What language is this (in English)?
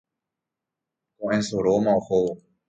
Guarani